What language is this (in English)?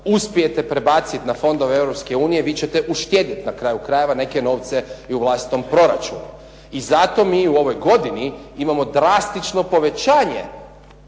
Croatian